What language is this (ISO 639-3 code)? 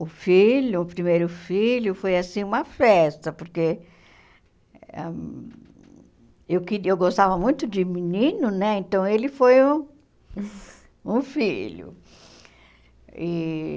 por